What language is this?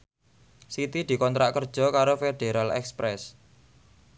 Javanese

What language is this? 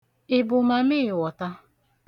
Igbo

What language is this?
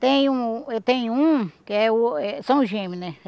Portuguese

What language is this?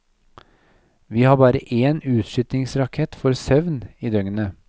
Norwegian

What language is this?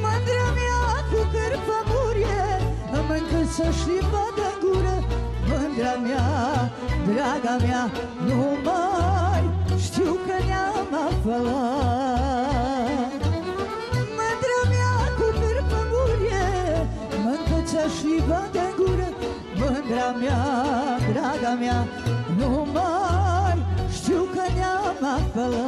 Romanian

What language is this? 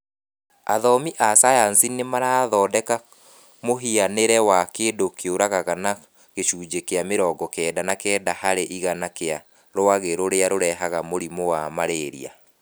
Kikuyu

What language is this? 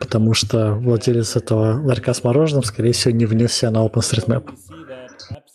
Russian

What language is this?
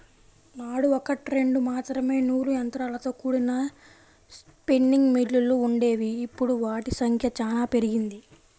Telugu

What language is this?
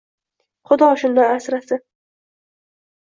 Uzbek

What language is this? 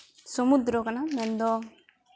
Santali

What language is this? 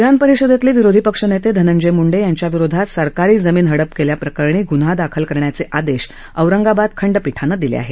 Marathi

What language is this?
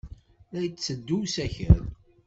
Kabyle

